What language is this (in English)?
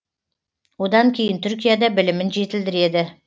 Kazakh